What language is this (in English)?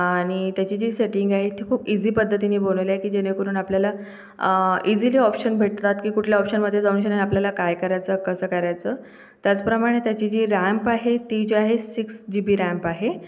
Marathi